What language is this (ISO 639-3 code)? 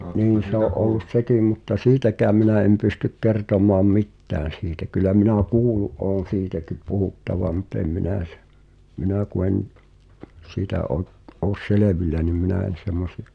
fin